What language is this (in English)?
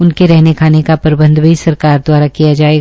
Hindi